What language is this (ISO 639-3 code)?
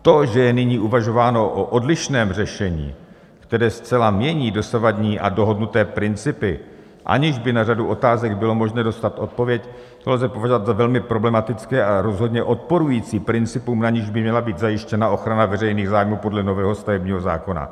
ces